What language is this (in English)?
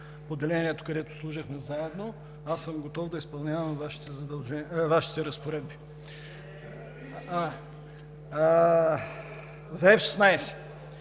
Bulgarian